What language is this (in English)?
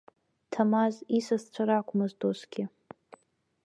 Abkhazian